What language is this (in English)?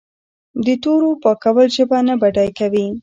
Pashto